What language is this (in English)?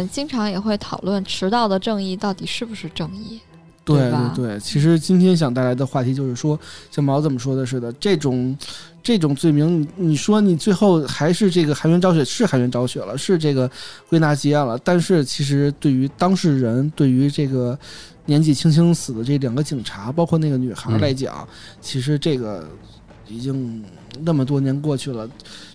Chinese